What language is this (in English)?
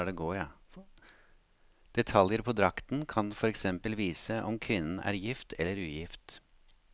Norwegian